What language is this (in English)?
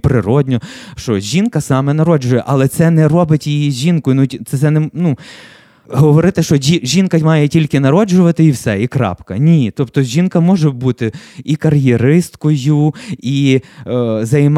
Ukrainian